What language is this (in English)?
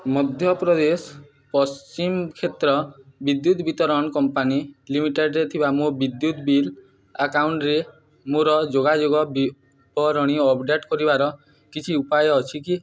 Odia